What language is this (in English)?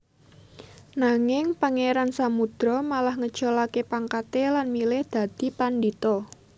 Javanese